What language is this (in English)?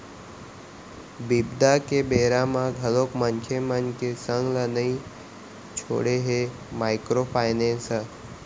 Chhattisgarhi